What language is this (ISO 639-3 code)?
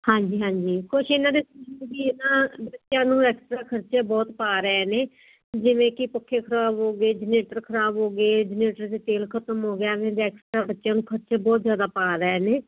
pan